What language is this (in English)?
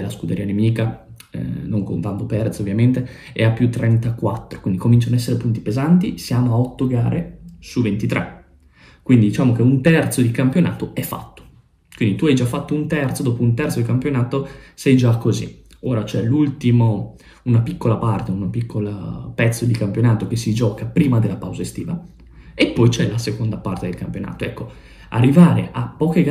Italian